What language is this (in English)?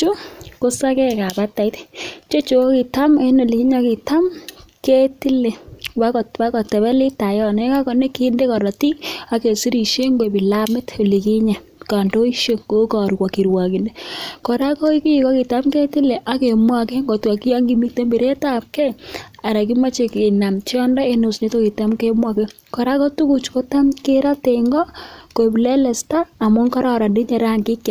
Kalenjin